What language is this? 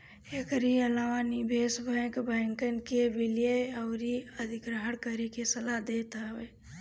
Bhojpuri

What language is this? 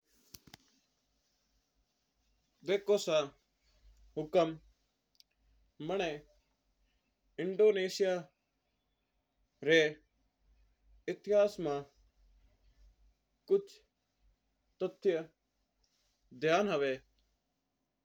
Mewari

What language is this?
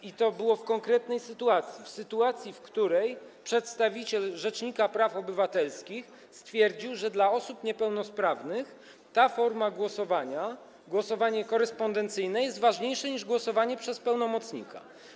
Polish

